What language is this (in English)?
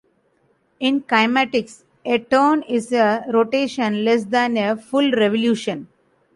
English